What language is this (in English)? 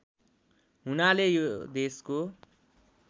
Nepali